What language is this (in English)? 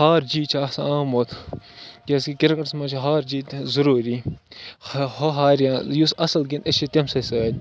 Kashmiri